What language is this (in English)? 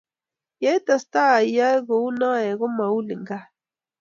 Kalenjin